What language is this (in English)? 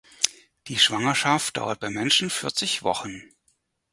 German